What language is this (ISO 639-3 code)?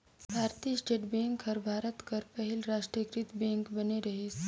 hne